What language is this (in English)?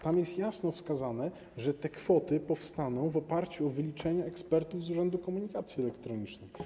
Polish